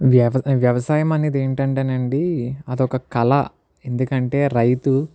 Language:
Telugu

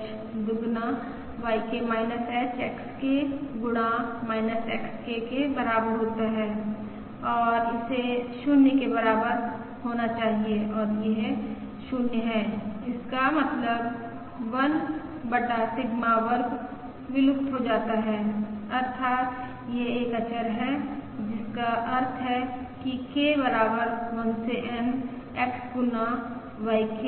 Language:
Hindi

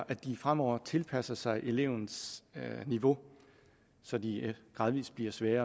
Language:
Danish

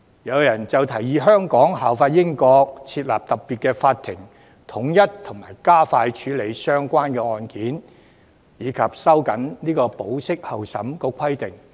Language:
Cantonese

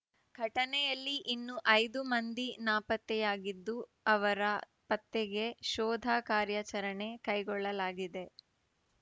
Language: Kannada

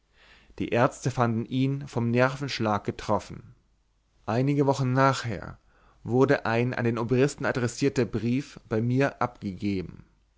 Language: German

